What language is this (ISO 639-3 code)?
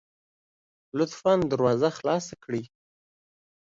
pus